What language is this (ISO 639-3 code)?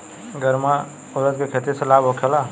bho